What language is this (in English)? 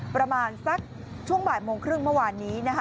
Thai